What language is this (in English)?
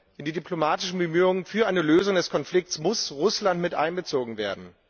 German